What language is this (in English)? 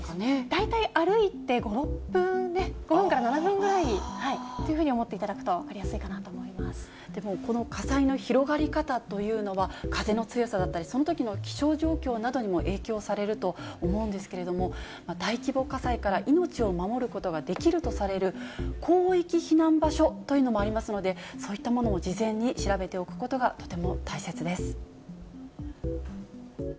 Japanese